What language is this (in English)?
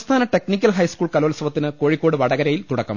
Malayalam